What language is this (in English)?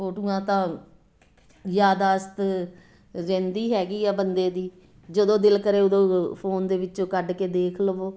Punjabi